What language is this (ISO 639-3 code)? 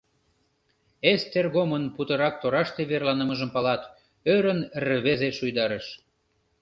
chm